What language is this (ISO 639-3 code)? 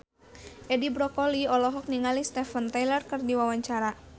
sun